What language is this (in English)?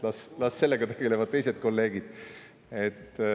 Estonian